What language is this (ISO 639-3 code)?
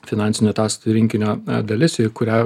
lit